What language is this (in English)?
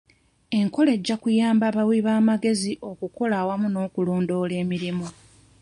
Ganda